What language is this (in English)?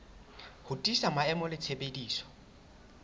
Southern Sotho